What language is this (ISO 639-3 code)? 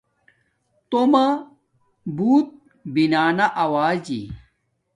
dmk